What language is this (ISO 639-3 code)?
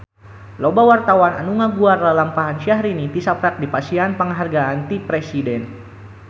sun